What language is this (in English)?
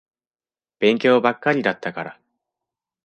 Japanese